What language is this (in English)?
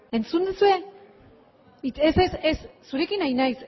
Basque